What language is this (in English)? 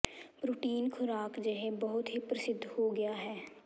Punjabi